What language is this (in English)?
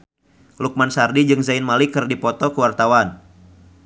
Sundanese